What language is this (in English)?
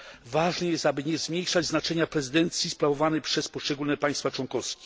Polish